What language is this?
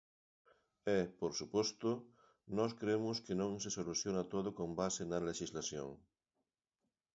Galician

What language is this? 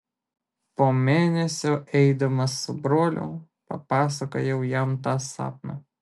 Lithuanian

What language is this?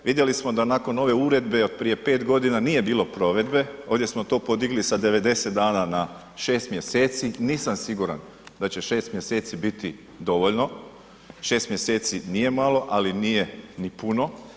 Croatian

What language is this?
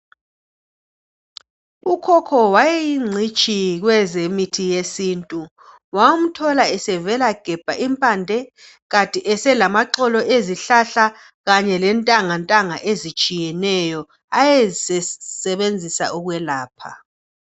North Ndebele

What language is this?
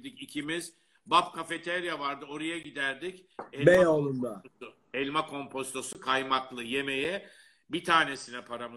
Turkish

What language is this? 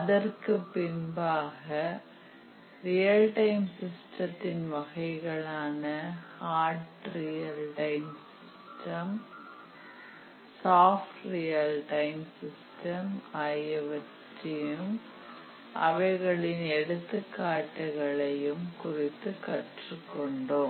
Tamil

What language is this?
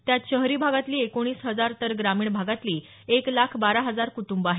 Marathi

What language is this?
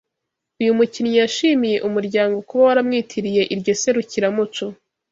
Kinyarwanda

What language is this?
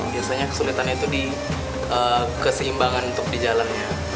Indonesian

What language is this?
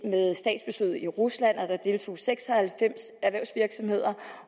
Danish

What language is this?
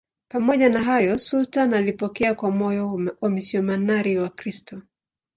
Swahili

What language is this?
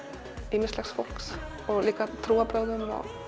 Icelandic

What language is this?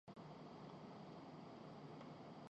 Urdu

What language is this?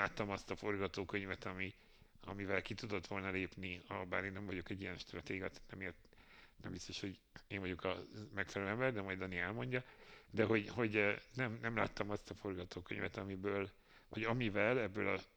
Hungarian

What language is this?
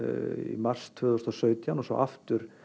Icelandic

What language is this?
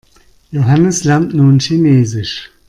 German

